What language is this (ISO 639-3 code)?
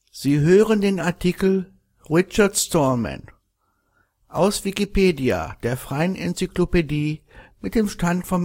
deu